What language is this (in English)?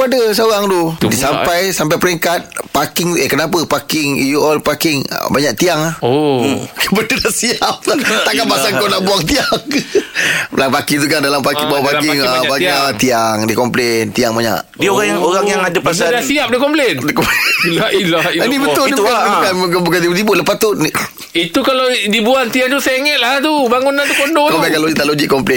Malay